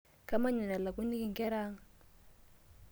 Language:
Masai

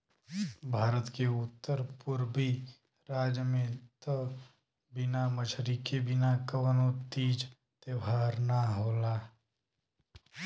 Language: Bhojpuri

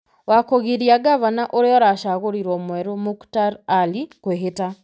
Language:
Kikuyu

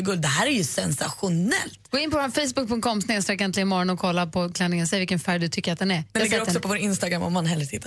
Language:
Swedish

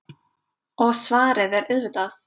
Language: Icelandic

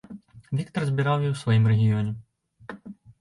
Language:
Belarusian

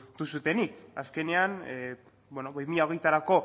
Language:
Basque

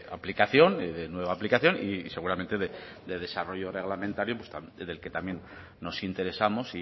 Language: Spanish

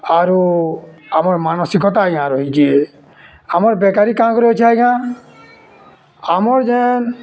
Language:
Odia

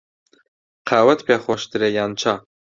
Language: Central Kurdish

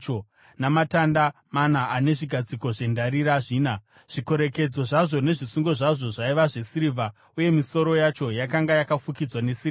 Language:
Shona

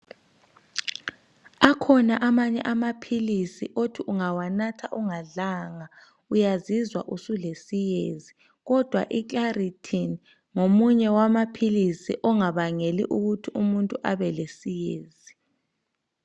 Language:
North Ndebele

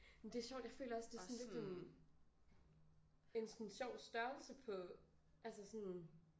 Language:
Danish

